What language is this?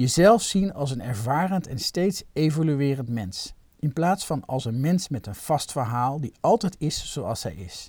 Dutch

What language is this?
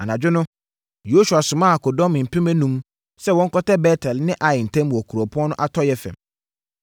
Akan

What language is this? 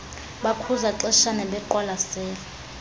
Xhosa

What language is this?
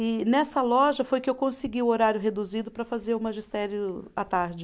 Portuguese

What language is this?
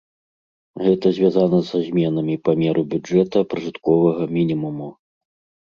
Belarusian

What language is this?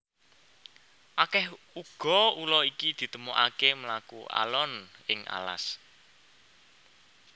Javanese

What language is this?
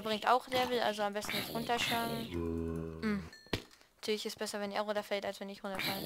German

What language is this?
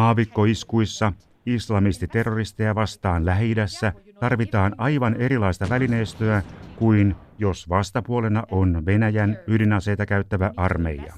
Finnish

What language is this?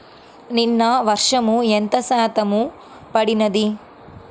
Telugu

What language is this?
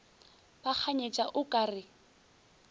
Northern Sotho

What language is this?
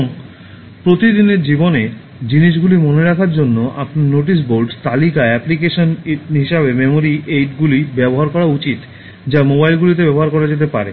Bangla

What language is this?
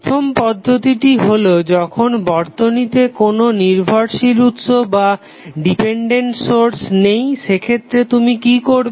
Bangla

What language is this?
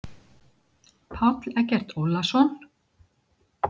Icelandic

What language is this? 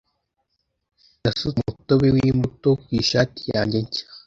Kinyarwanda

